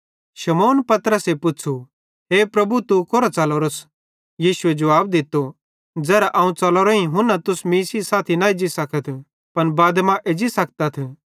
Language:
Bhadrawahi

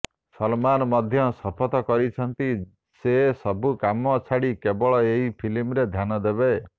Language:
Odia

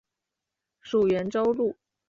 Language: Chinese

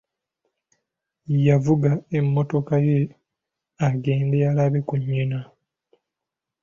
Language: Ganda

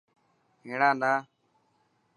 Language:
Dhatki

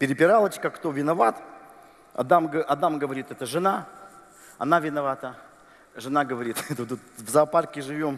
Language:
Russian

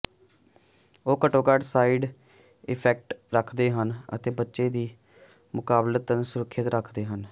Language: Punjabi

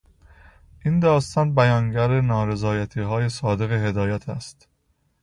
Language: Persian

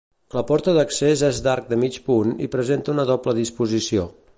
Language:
Catalan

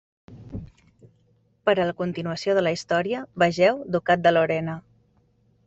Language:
Catalan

